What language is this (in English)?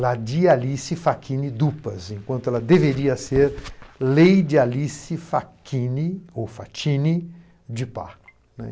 Portuguese